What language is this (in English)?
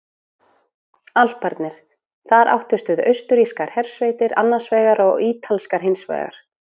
Icelandic